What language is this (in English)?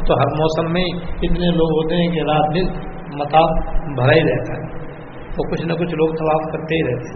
Urdu